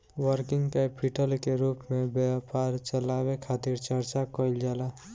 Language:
Bhojpuri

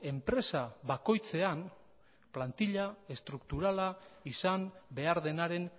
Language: Basque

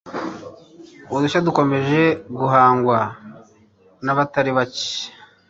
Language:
Kinyarwanda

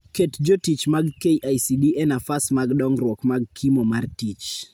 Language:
Luo (Kenya and Tanzania)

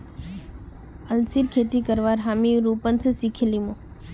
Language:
Magahi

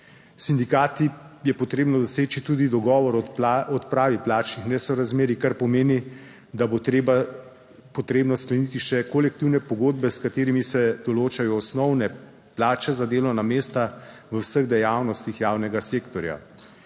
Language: Slovenian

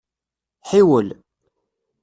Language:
Kabyle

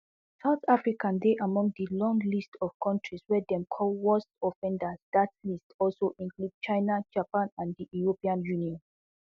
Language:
Nigerian Pidgin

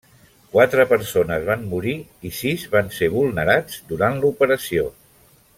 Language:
Catalan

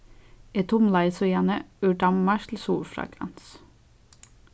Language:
Faroese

